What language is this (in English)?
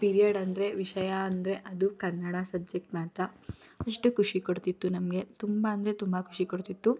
Kannada